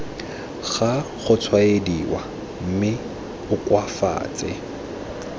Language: Tswana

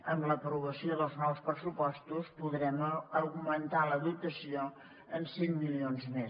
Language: Catalan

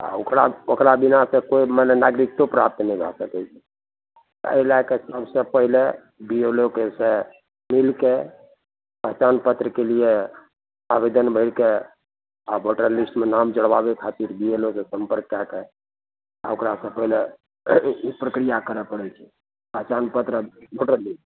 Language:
Maithili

